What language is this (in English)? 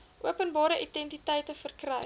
Afrikaans